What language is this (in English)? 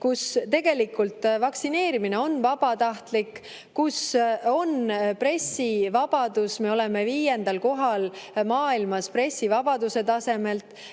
Estonian